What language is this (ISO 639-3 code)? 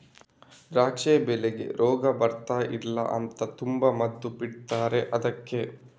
kan